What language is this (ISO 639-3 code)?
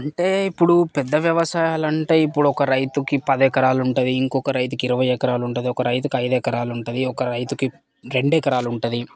tel